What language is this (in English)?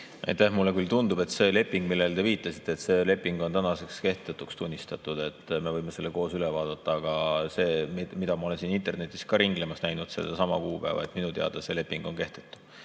Estonian